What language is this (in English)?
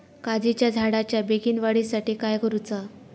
Marathi